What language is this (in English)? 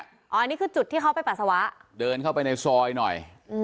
Thai